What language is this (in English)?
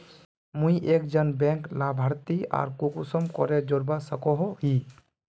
Magahi